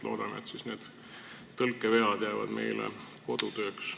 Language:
Estonian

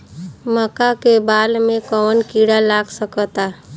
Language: Bhojpuri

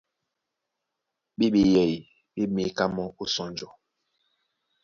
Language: Duala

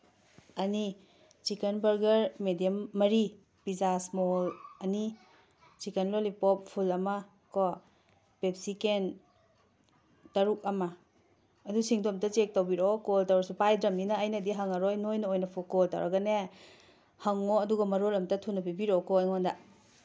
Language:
Manipuri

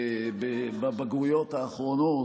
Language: Hebrew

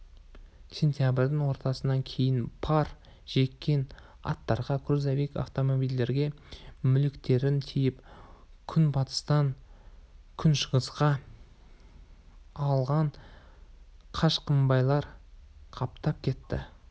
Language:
Kazakh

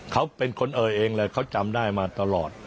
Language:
Thai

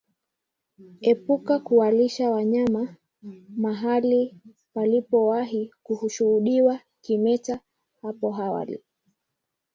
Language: Swahili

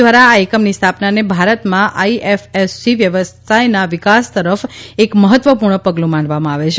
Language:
Gujarati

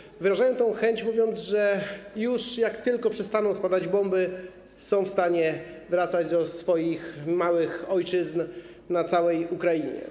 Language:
Polish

